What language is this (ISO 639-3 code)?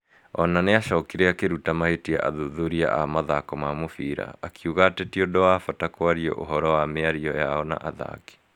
kik